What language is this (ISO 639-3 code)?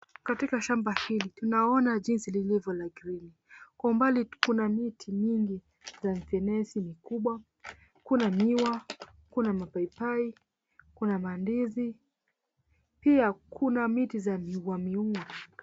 swa